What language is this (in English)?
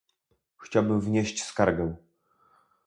Polish